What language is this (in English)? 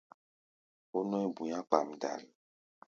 Gbaya